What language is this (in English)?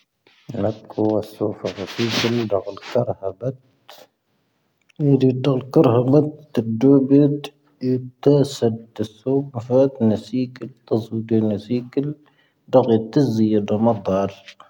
Tahaggart Tamahaq